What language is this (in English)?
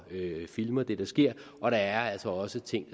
Danish